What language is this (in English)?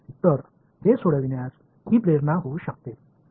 Marathi